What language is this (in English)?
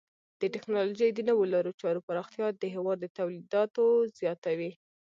Pashto